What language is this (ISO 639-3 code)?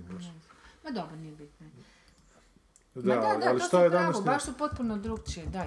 hrv